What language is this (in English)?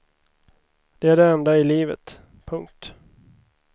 Swedish